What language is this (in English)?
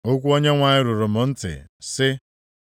Igbo